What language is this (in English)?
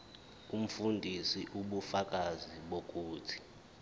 Zulu